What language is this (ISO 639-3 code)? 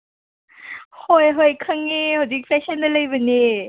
mni